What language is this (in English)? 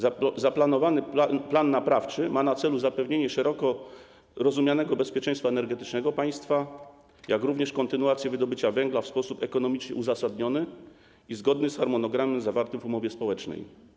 Polish